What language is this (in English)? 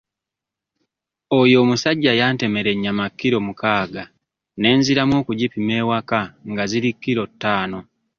Ganda